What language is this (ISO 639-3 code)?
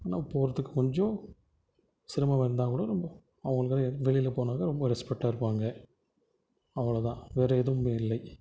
tam